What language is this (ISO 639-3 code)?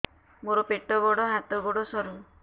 ori